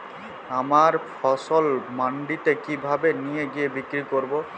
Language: Bangla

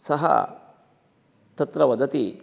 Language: Sanskrit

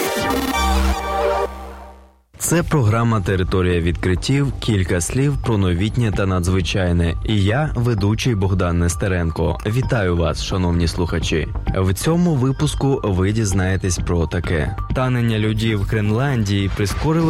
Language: Ukrainian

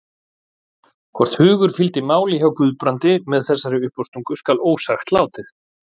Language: Icelandic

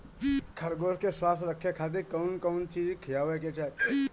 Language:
Bhojpuri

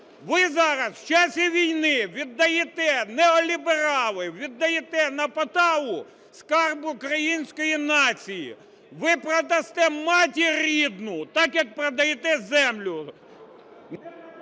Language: Ukrainian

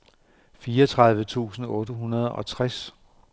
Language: Danish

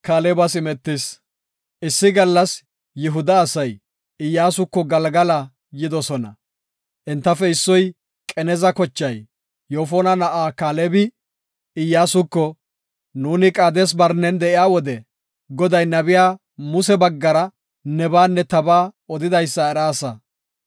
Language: Gofa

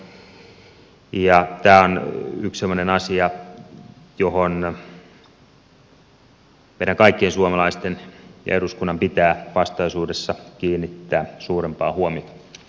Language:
Finnish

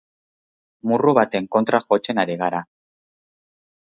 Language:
Basque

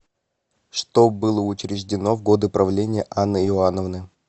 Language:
Russian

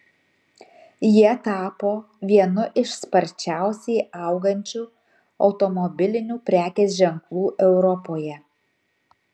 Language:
Lithuanian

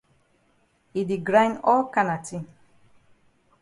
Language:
Cameroon Pidgin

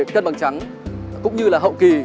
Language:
Vietnamese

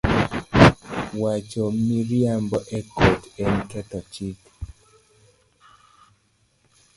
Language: Luo (Kenya and Tanzania)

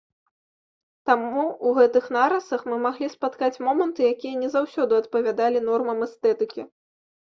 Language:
Belarusian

